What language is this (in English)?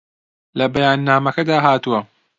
Central Kurdish